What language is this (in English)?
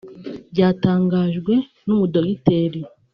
Kinyarwanda